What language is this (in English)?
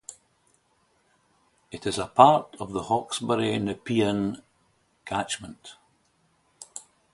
English